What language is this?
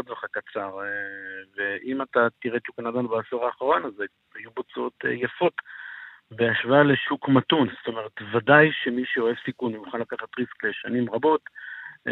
Hebrew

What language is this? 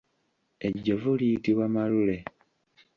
Ganda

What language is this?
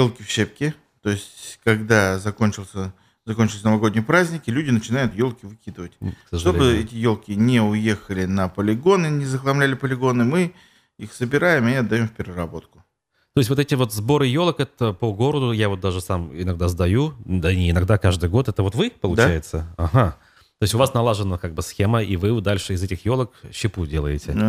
Russian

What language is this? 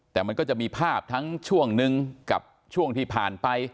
Thai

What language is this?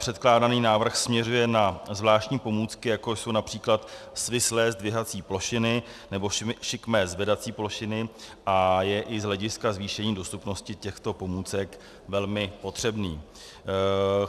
Czech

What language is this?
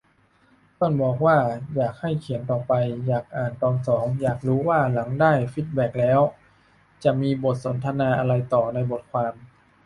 Thai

